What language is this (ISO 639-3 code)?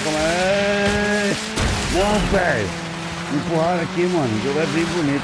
por